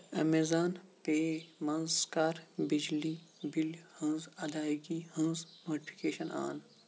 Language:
Kashmiri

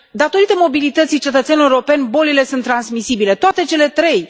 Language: Romanian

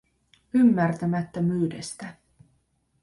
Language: Finnish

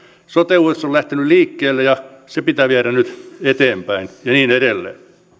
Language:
Finnish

